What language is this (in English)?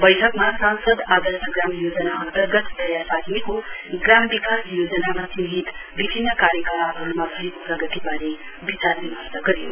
Nepali